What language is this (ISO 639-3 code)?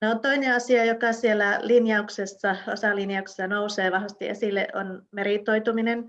fin